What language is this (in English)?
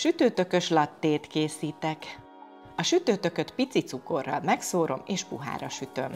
Hungarian